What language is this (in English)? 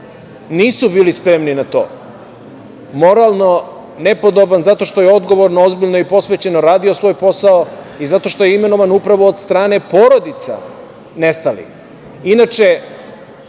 Serbian